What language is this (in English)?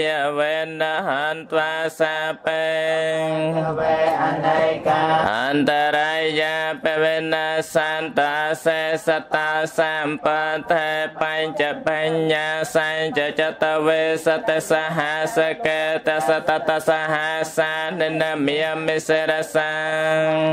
Thai